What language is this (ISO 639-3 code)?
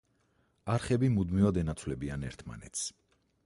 kat